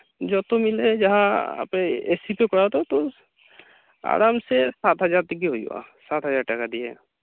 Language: Santali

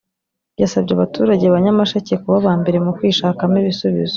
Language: Kinyarwanda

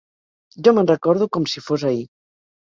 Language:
Catalan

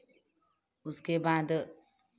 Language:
Hindi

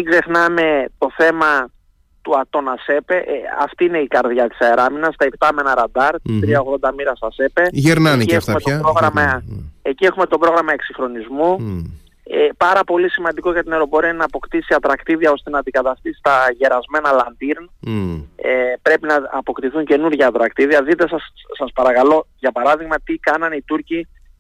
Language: Greek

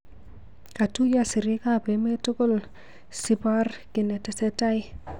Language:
Kalenjin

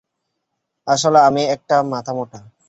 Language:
Bangla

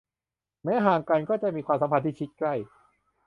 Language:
Thai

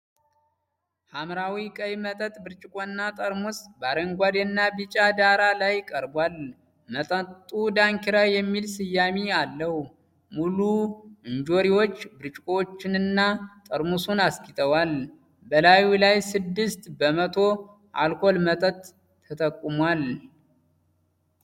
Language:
Amharic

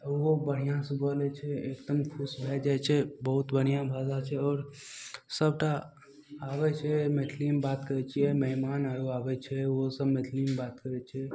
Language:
Maithili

